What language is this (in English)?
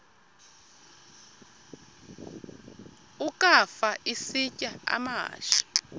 Xhosa